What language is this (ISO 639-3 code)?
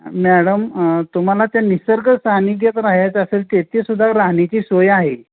mar